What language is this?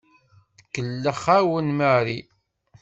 Kabyle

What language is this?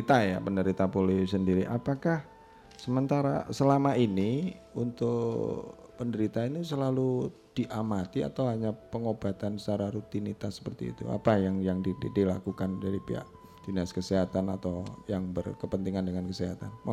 Indonesian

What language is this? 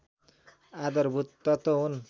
Nepali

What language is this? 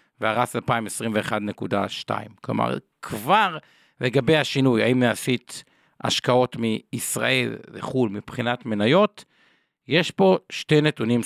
Hebrew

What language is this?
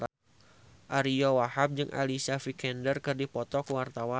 Sundanese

